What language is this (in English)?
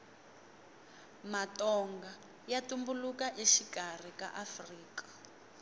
Tsonga